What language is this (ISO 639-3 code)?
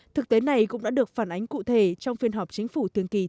vie